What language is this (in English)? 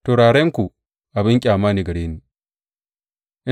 Hausa